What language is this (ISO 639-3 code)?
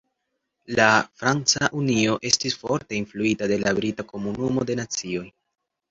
epo